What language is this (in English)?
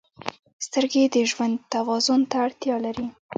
Pashto